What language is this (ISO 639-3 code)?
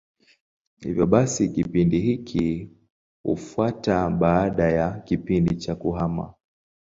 swa